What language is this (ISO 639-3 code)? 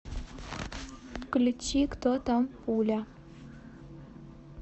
rus